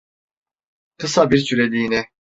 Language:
Turkish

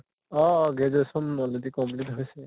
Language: Assamese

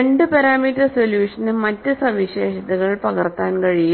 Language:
Malayalam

